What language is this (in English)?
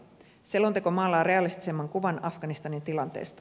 Finnish